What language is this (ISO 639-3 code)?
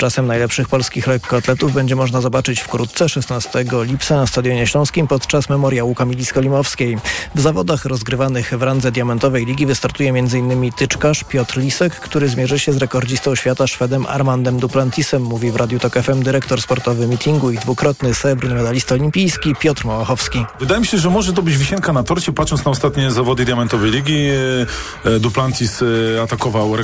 pol